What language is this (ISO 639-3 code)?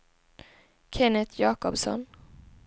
swe